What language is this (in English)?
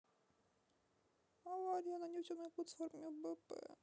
Russian